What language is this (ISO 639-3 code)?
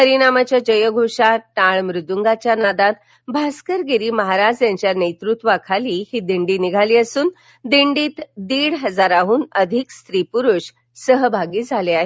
mar